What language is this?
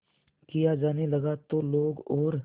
Hindi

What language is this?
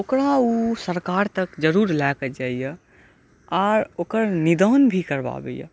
Maithili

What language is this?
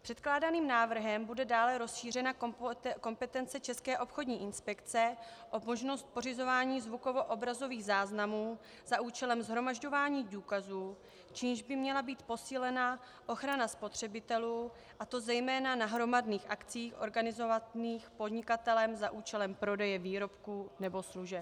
Czech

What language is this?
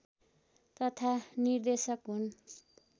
Nepali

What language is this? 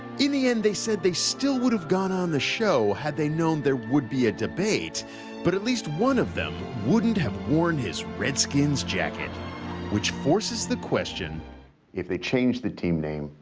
English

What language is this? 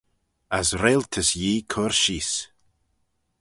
Manx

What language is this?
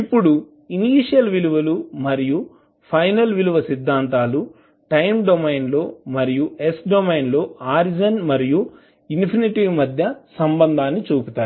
Telugu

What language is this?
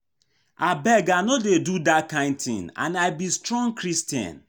Nigerian Pidgin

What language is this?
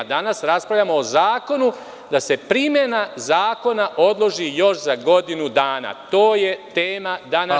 Serbian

